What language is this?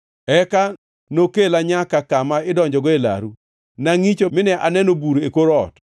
Luo (Kenya and Tanzania)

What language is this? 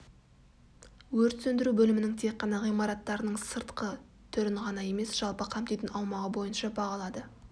Kazakh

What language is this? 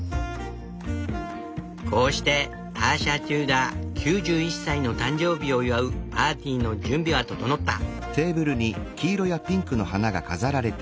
Japanese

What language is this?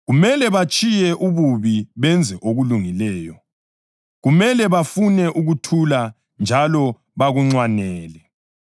North Ndebele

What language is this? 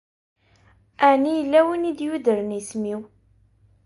Kabyle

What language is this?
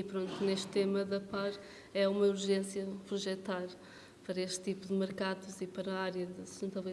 Portuguese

